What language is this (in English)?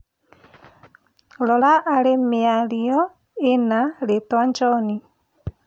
Kikuyu